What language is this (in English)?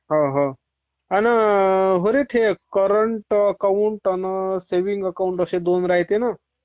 Marathi